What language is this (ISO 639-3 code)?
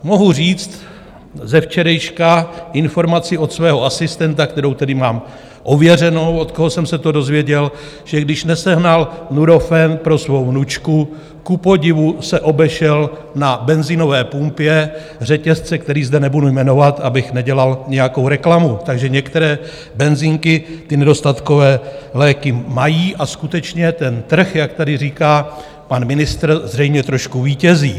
ces